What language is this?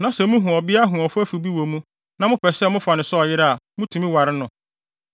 Akan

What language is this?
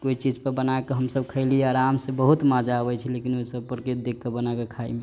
Maithili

